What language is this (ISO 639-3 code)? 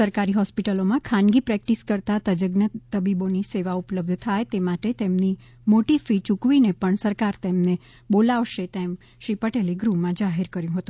guj